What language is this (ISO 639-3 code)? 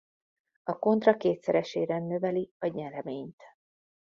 hun